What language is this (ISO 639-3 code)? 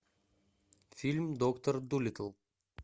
rus